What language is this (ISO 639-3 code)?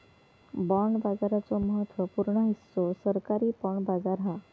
mar